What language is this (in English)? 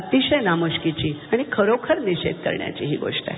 Marathi